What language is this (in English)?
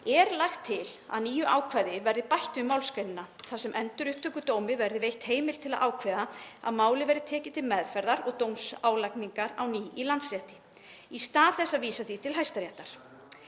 Icelandic